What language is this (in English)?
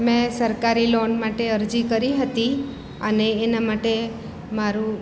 Gujarati